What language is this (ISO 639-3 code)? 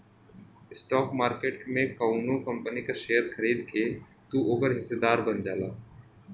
bho